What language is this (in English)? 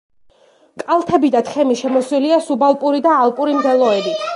Georgian